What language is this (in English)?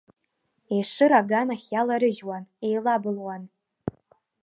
Abkhazian